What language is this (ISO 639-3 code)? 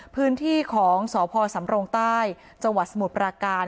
tha